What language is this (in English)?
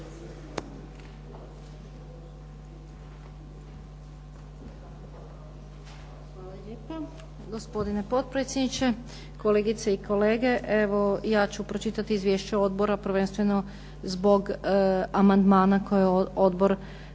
Croatian